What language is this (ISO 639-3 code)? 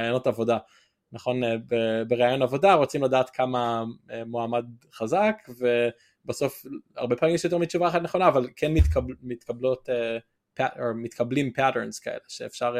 heb